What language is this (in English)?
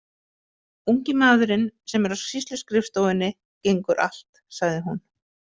Icelandic